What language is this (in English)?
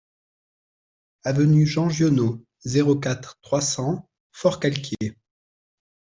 French